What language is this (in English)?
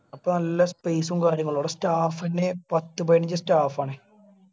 Malayalam